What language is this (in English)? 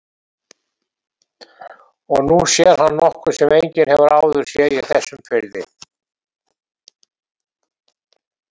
Icelandic